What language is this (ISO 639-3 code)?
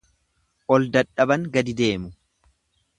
orm